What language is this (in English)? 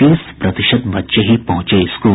Hindi